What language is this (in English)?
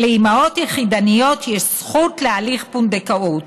Hebrew